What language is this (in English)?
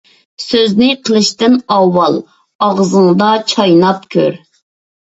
Uyghur